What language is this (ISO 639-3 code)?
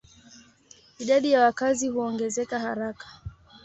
swa